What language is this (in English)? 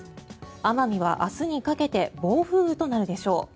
Japanese